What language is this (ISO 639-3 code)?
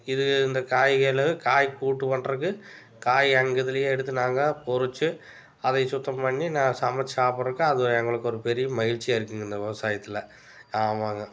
tam